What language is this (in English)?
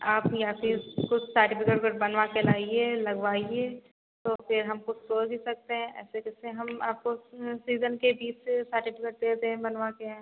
Hindi